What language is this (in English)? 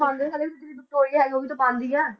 Punjabi